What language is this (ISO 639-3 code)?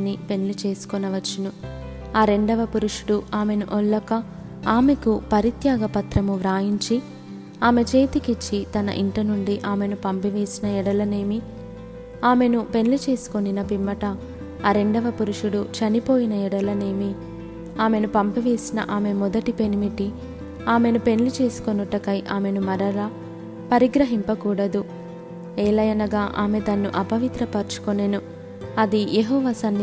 tel